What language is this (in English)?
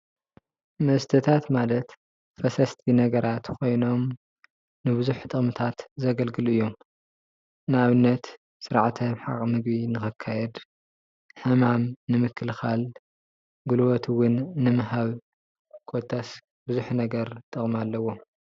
Tigrinya